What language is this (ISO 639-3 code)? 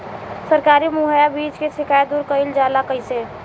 bho